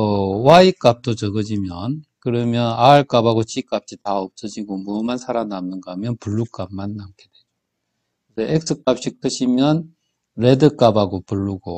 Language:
Korean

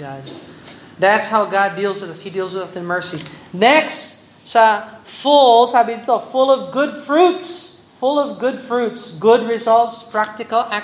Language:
Filipino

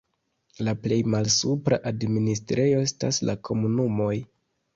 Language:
Esperanto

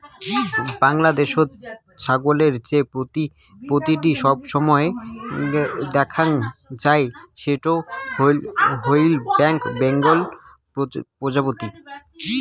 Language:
Bangla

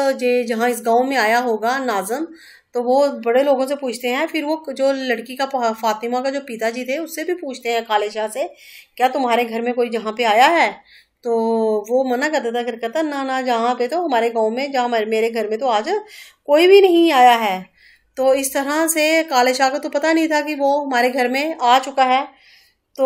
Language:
Hindi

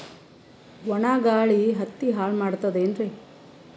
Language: Kannada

